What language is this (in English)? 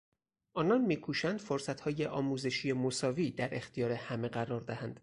Persian